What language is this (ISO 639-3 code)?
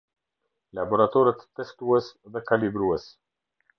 sqi